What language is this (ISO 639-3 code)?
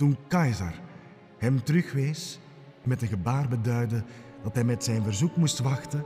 nld